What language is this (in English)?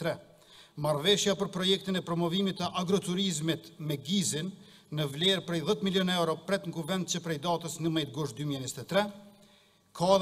Romanian